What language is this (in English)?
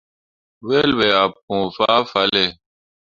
Mundang